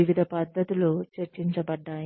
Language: Telugu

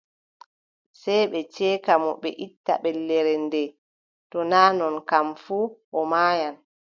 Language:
Adamawa Fulfulde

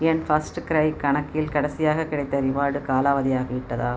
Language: Tamil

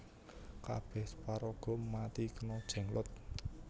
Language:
Javanese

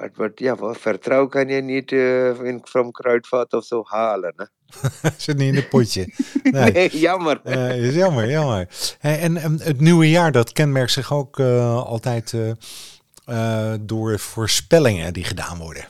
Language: Dutch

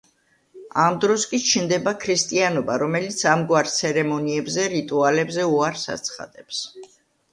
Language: Georgian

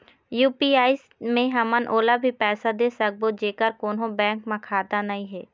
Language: Chhattisgarhi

